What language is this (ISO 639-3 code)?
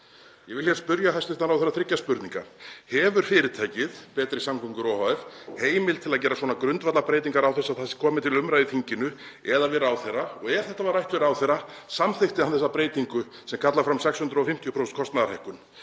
isl